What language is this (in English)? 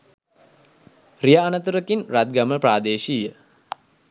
Sinhala